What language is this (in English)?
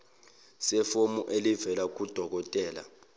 Zulu